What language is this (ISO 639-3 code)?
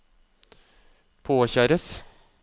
nor